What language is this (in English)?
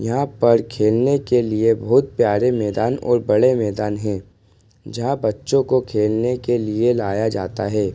Hindi